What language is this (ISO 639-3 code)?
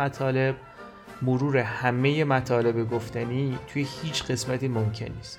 fas